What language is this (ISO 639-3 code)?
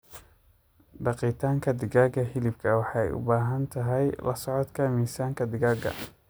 som